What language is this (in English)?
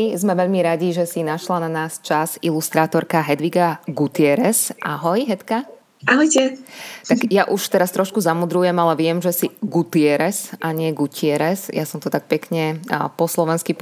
Slovak